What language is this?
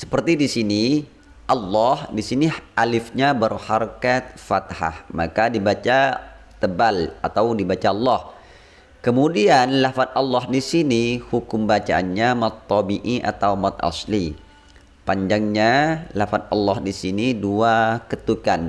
Indonesian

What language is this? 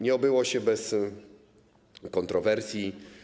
Polish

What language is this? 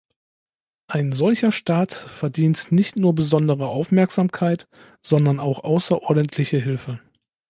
German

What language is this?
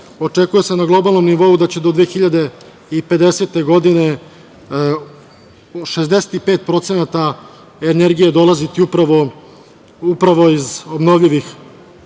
Serbian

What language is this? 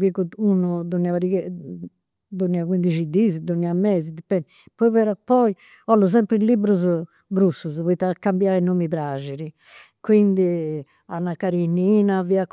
Campidanese Sardinian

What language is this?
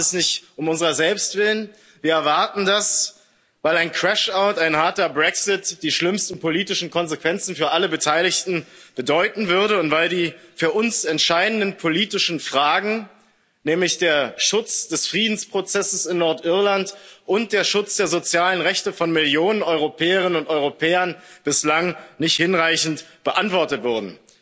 German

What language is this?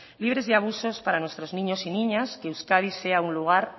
Spanish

